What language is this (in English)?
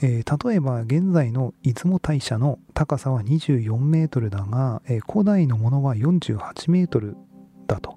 Japanese